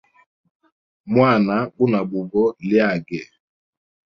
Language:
Hemba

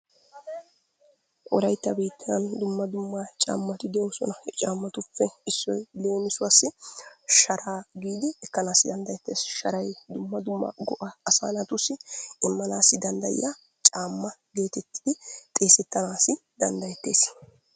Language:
Wolaytta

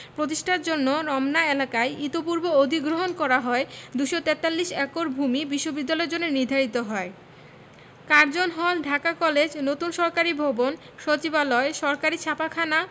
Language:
Bangla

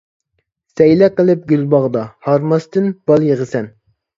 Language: Uyghur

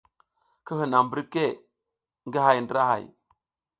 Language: South Giziga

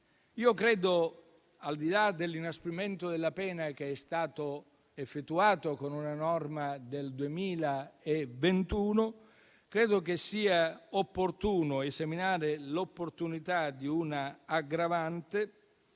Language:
Italian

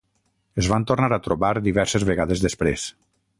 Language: Catalan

